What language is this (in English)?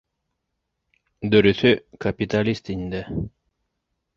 Bashkir